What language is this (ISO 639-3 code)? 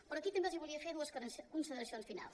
cat